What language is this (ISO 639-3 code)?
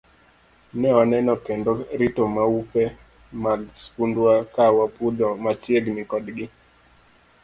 luo